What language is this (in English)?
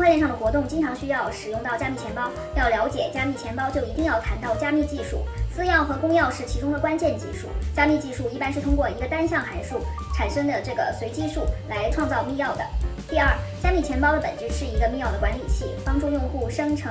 Chinese